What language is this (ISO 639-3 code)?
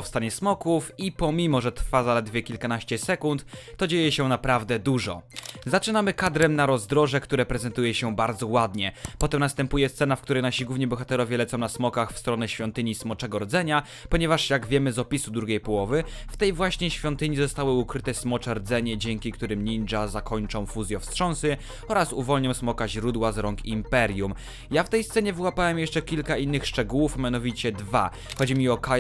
pol